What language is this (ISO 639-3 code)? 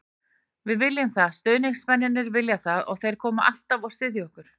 isl